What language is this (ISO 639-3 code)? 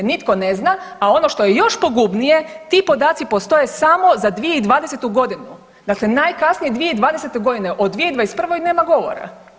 hrv